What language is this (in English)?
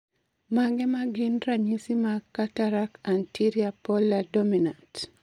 Luo (Kenya and Tanzania)